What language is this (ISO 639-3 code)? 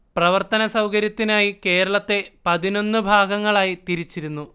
mal